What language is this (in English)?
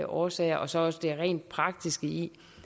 Danish